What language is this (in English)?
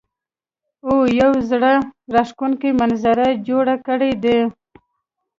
Pashto